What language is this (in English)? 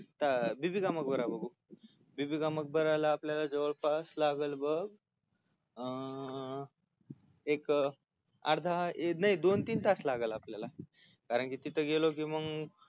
Marathi